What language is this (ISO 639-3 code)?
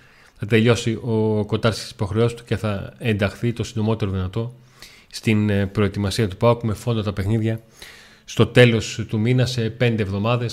ell